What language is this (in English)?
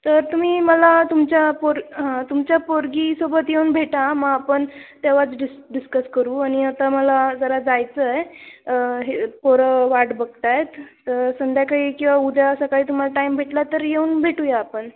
Marathi